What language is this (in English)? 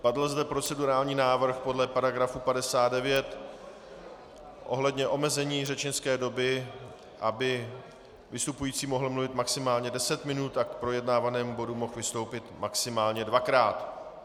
Czech